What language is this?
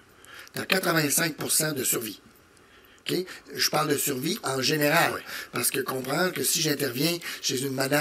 French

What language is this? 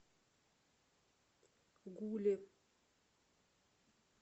Russian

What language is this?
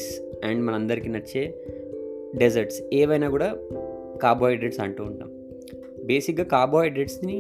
Telugu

